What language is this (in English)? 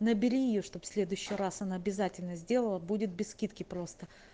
Russian